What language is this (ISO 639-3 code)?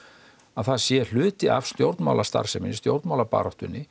isl